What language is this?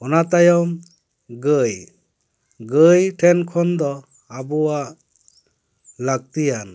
Santali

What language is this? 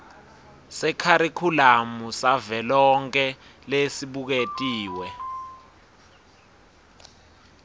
Swati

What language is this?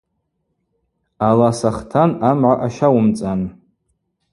Abaza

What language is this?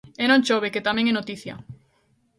Galician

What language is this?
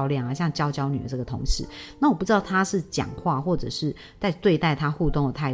Chinese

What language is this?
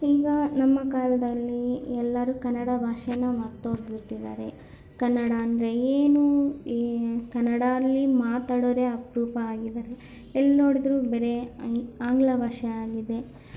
Kannada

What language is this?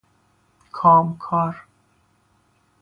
Persian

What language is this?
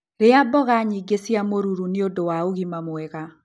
Kikuyu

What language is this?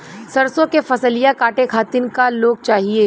Bhojpuri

